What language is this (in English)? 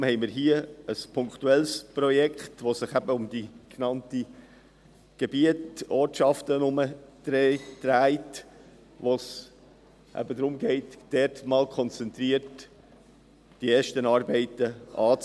Swiss German